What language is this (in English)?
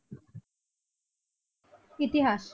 Bangla